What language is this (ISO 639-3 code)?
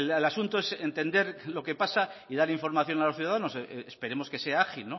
spa